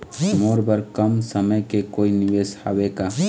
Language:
Chhattisgarhi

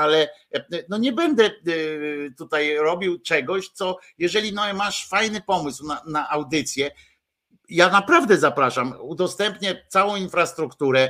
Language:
Polish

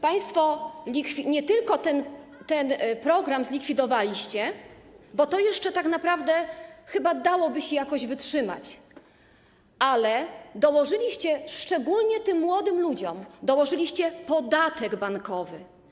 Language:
Polish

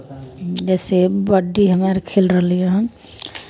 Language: Maithili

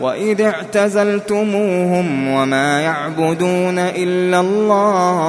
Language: Arabic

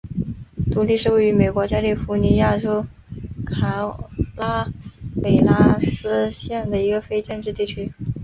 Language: Chinese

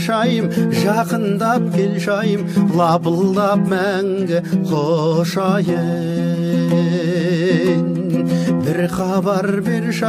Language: Turkish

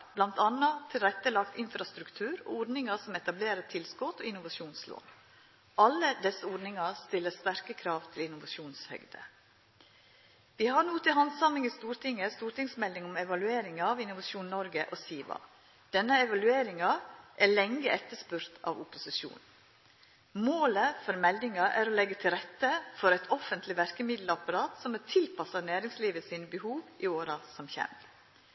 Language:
Norwegian Nynorsk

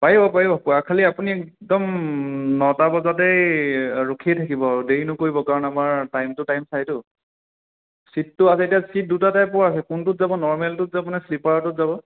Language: Assamese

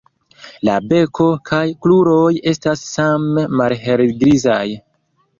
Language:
Esperanto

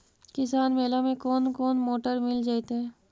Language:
Magahi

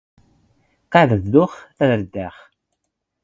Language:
Standard Moroccan Tamazight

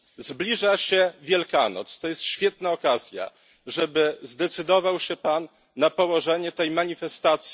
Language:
Polish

